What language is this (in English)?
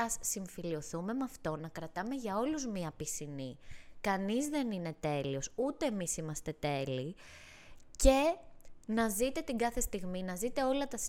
Greek